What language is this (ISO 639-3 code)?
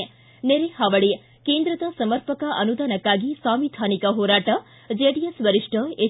kan